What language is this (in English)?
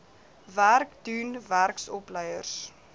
Afrikaans